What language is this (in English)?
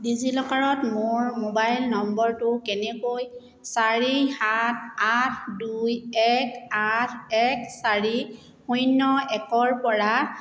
Assamese